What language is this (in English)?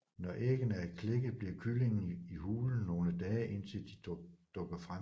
Danish